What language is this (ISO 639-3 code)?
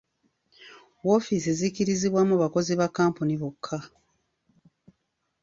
lug